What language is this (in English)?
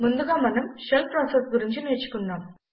Telugu